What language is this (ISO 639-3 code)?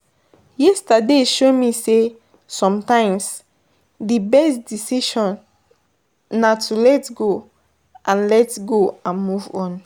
pcm